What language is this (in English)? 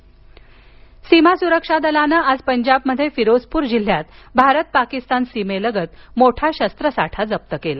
Marathi